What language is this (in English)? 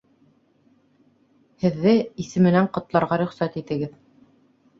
Bashkir